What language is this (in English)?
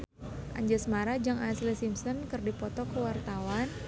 Sundanese